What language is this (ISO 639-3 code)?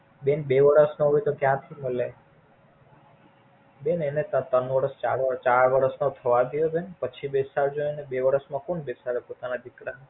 guj